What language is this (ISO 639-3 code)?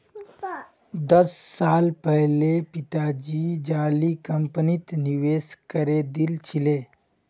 mag